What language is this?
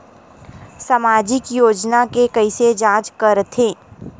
Chhattisgarhi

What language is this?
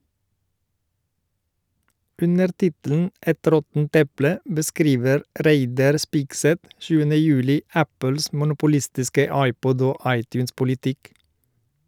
Norwegian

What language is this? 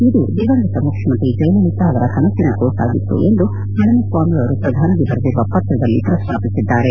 Kannada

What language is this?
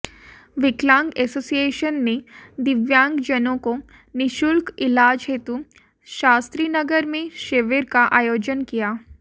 Hindi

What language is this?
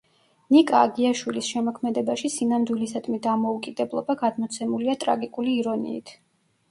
Georgian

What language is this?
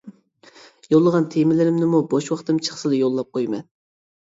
Uyghur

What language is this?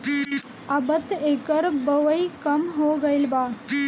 Bhojpuri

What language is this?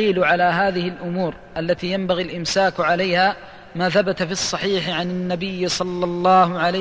Arabic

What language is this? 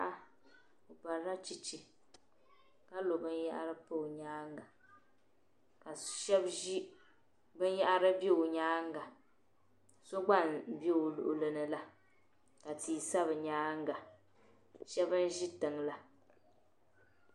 Dagbani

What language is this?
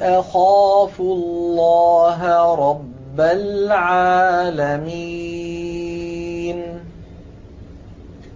Arabic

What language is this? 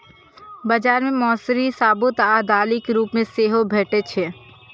Maithili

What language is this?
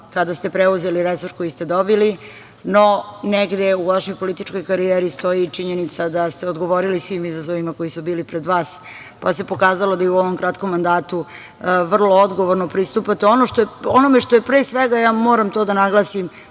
Serbian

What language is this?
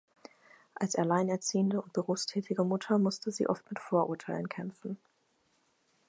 German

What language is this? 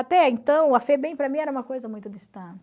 Portuguese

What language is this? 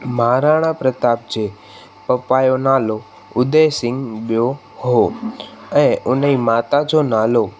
Sindhi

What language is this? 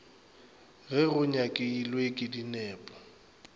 Northern Sotho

